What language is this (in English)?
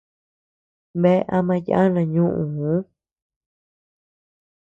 Tepeuxila Cuicatec